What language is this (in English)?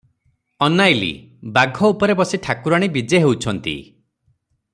Odia